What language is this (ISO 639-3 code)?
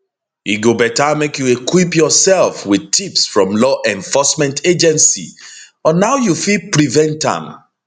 pcm